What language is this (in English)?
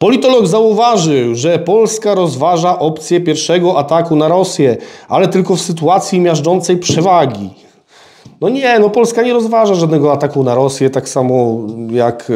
Polish